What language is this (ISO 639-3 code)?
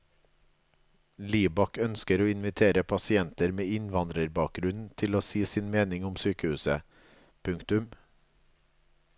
nor